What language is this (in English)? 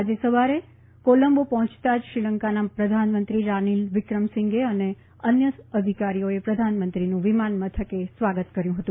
Gujarati